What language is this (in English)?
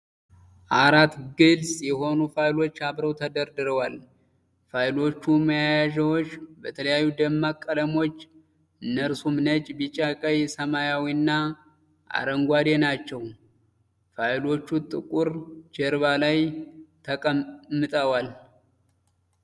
Amharic